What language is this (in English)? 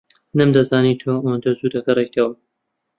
Central Kurdish